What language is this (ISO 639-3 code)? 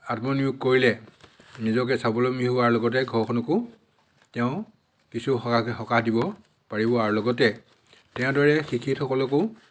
asm